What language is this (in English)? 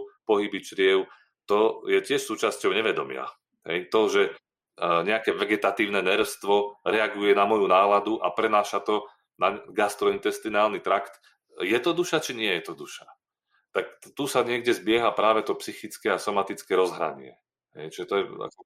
Slovak